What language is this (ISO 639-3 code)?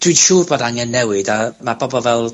cym